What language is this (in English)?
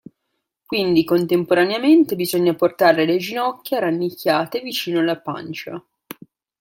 Italian